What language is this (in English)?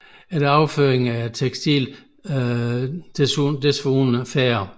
Danish